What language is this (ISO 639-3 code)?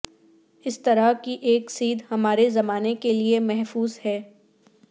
urd